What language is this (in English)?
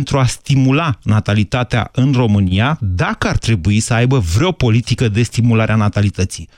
Romanian